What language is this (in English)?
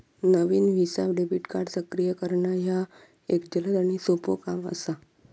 Marathi